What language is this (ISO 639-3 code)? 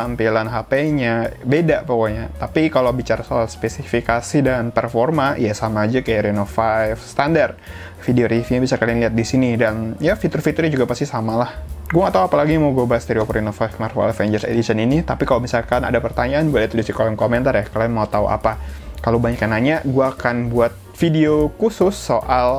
ind